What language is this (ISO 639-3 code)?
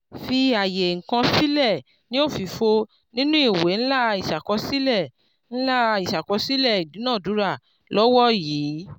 yor